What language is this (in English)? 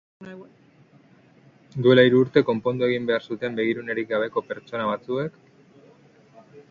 Basque